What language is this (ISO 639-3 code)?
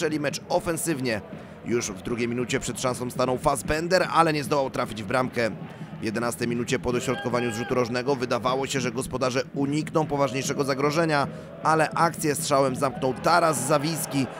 pol